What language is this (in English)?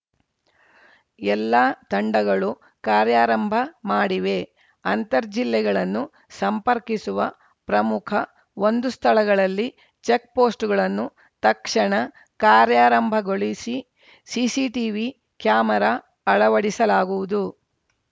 Kannada